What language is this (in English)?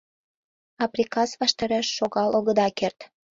Mari